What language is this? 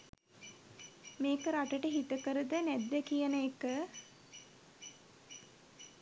Sinhala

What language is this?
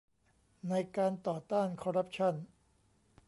Thai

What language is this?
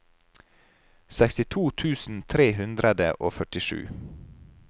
Norwegian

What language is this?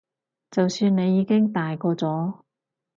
Cantonese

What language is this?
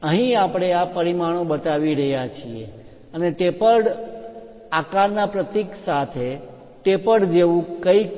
Gujarati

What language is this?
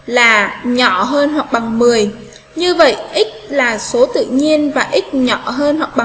Vietnamese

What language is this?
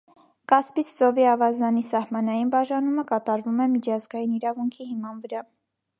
Armenian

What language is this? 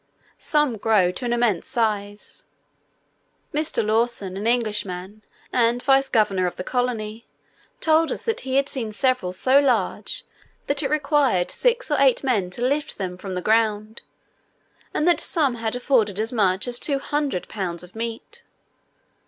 English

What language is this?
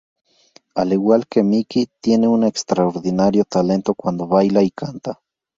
Spanish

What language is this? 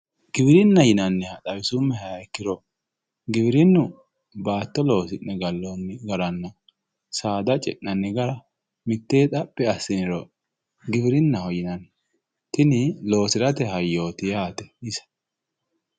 Sidamo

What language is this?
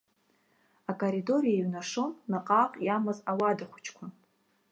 Abkhazian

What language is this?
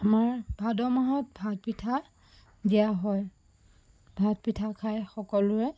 Assamese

